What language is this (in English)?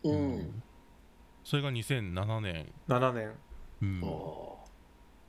Japanese